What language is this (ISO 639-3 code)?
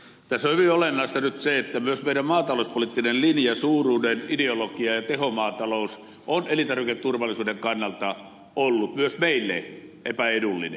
fin